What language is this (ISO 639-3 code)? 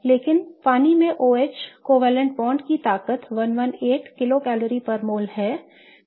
hin